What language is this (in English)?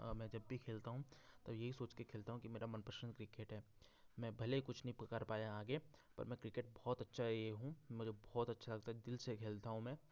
Hindi